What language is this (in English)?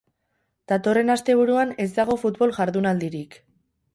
Basque